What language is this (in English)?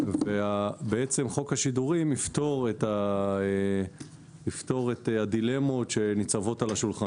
Hebrew